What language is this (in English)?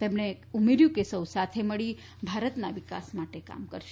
Gujarati